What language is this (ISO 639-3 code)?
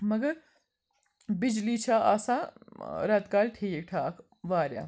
kas